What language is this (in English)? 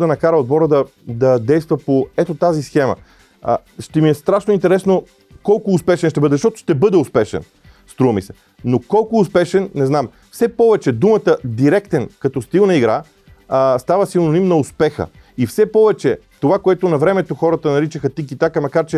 Bulgarian